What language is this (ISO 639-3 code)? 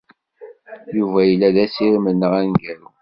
kab